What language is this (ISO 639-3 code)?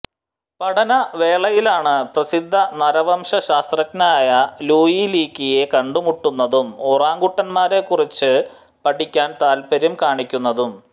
mal